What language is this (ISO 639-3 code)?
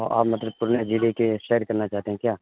urd